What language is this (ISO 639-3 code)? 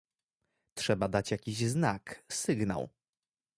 pol